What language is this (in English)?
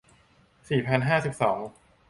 Thai